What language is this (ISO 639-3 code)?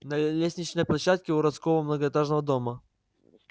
rus